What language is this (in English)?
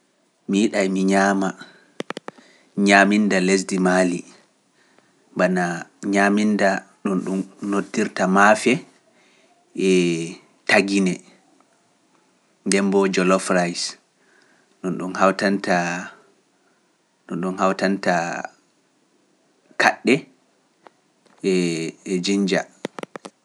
Pular